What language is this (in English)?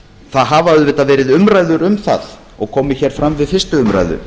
Icelandic